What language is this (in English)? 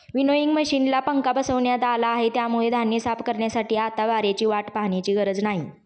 Marathi